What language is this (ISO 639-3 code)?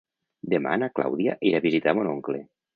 cat